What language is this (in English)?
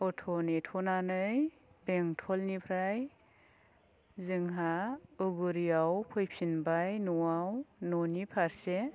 Bodo